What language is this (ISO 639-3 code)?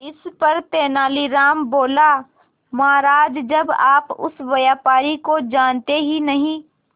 hin